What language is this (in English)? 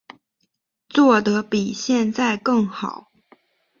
Chinese